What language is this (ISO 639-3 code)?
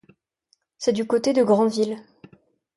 fra